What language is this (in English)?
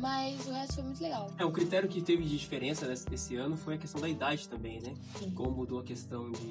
Portuguese